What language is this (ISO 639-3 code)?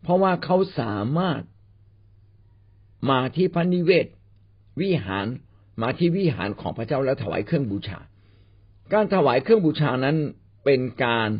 tha